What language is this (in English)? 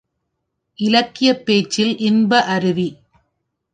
Tamil